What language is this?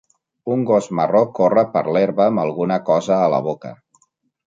Catalan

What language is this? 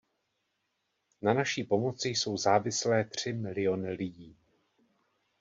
Czech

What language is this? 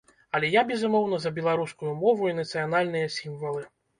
Belarusian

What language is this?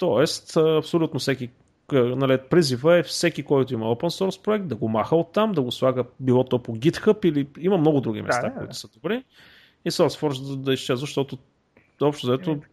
Bulgarian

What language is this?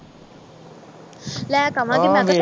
Punjabi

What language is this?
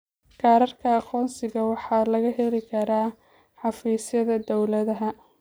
Somali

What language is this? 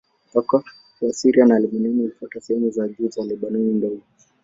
Swahili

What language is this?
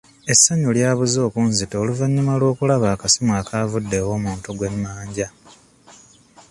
Ganda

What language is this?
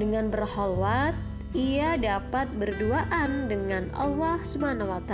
Indonesian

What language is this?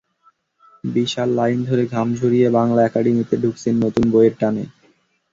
Bangla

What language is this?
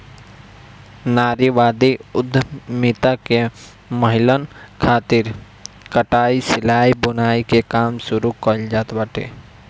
Bhojpuri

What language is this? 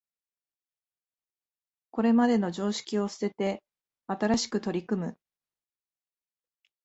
Japanese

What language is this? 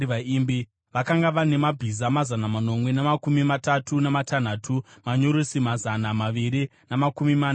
Shona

